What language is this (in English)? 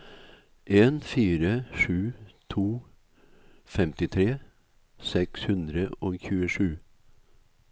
Norwegian